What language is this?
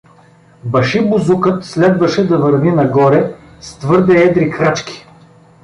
Bulgarian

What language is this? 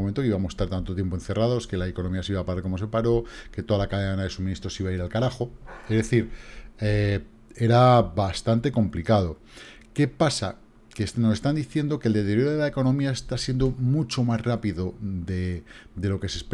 Spanish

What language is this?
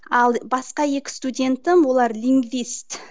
Kazakh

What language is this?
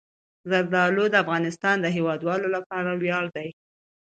Pashto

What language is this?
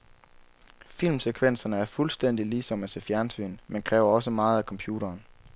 Danish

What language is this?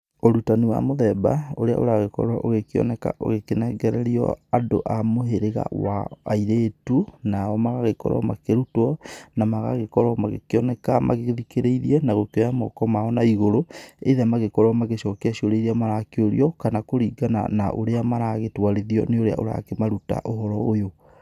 Kikuyu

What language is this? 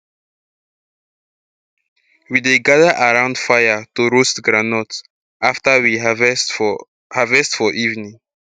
Nigerian Pidgin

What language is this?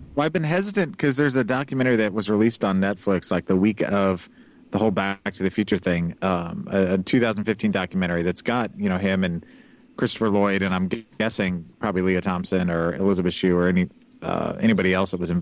English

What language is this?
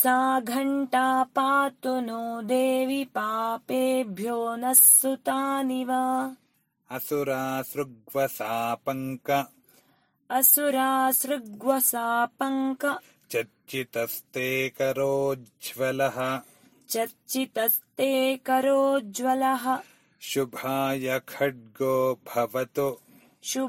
Kannada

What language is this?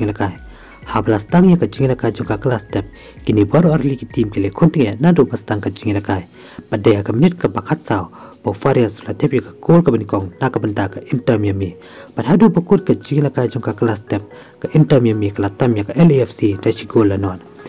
Thai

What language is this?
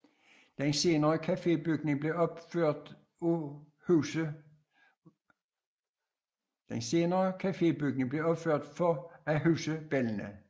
Danish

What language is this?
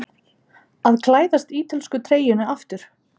Icelandic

